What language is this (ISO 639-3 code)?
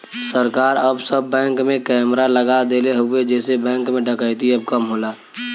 bho